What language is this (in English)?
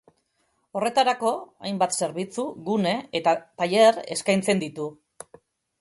Basque